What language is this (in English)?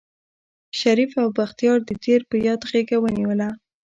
Pashto